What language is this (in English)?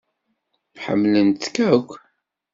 Kabyle